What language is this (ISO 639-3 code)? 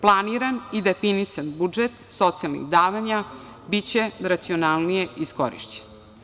srp